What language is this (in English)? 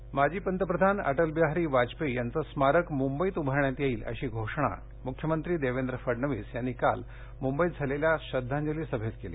Marathi